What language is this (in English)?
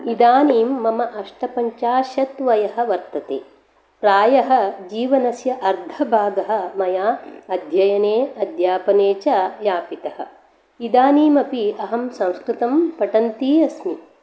Sanskrit